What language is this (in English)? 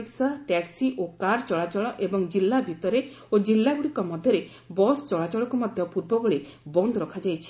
Odia